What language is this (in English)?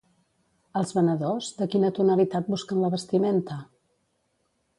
Catalan